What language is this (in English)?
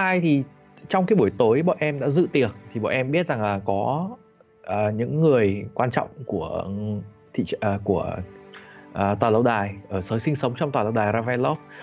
Vietnamese